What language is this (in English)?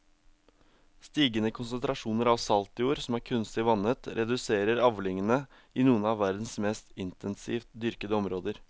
Norwegian